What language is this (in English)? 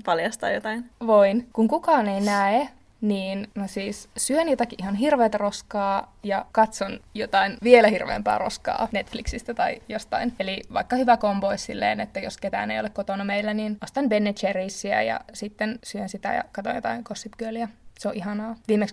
Finnish